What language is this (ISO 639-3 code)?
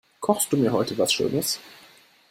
deu